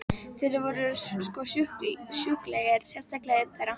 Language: Icelandic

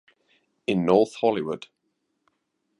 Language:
English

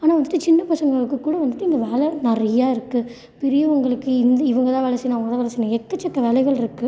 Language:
Tamil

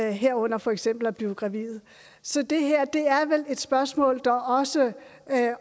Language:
Danish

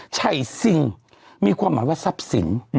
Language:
Thai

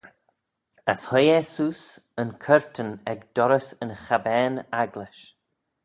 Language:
Manx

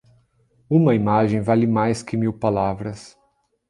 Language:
Portuguese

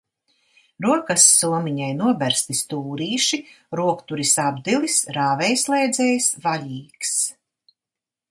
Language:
Latvian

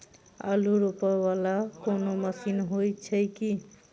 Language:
Maithili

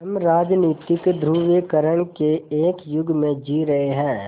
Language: Hindi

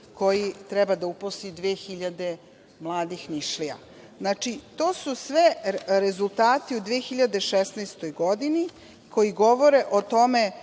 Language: Serbian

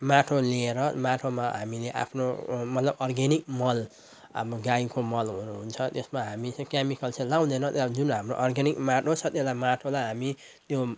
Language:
Nepali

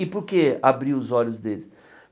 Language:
Portuguese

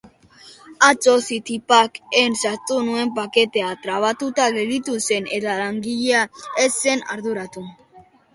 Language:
Basque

